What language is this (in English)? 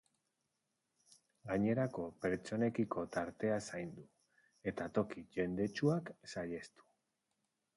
Basque